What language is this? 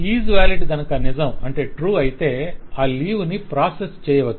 Telugu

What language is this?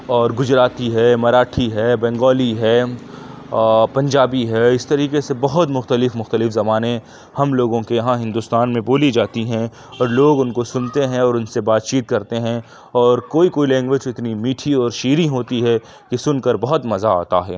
Urdu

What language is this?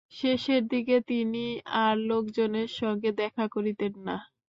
Bangla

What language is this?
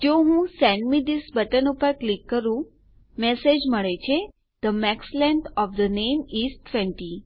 Gujarati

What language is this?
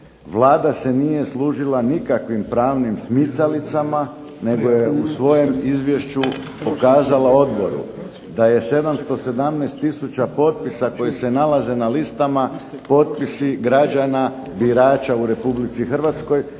Croatian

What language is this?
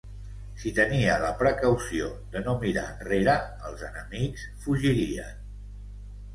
Catalan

